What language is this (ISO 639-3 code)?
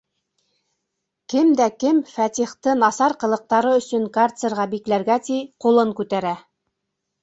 bak